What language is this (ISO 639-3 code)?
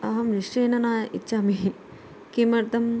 san